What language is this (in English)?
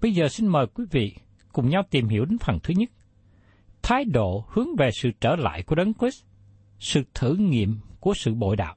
Vietnamese